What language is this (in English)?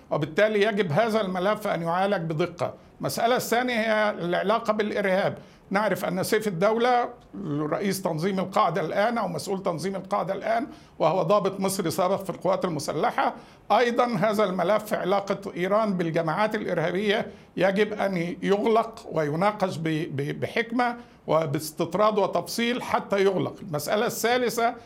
Arabic